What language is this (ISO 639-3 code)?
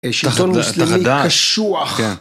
heb